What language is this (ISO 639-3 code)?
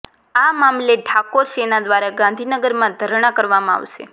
guj